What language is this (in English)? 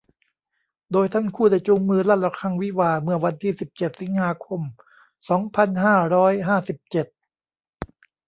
Thai